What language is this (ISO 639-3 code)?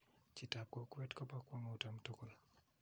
kln